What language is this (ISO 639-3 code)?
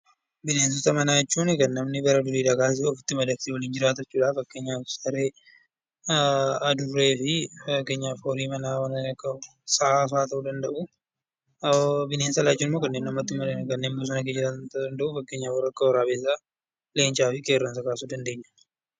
orm